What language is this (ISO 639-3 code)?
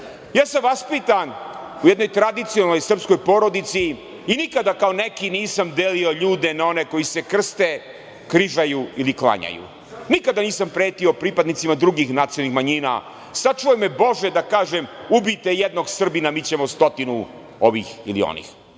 srp